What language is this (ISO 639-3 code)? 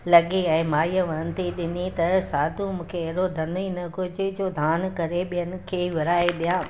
snd